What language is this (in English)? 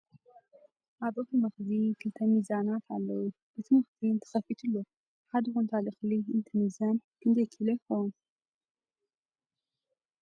Tigrinya